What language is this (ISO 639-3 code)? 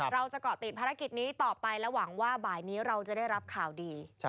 tha